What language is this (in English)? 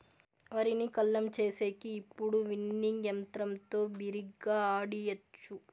Telugu